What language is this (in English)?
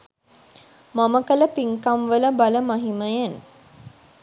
Sinhala